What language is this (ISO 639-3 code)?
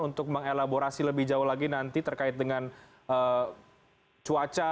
ind